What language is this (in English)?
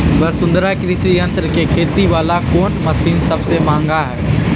Magahi